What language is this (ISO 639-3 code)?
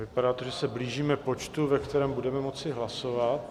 ces